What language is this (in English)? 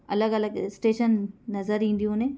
Sindhi